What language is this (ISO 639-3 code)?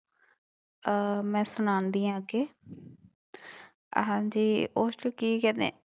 pan